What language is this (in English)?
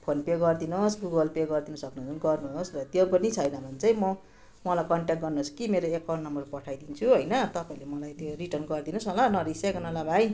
Nepali